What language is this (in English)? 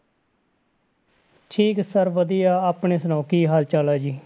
Punjabi